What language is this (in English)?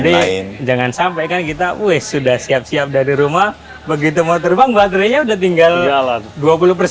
Indonesian